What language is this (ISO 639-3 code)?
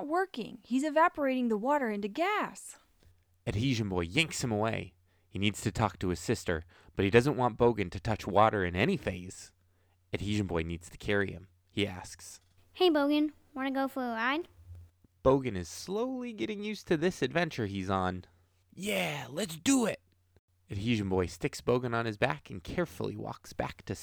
eng